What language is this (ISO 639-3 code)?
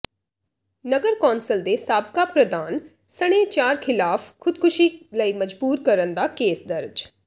pan